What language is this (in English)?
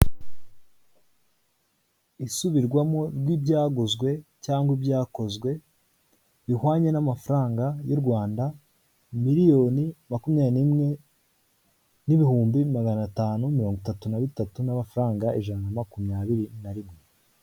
Kinyarwanda